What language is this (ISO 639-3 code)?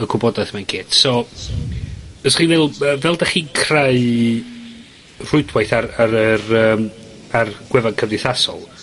cym